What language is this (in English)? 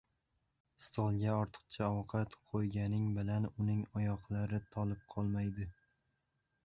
Uzbek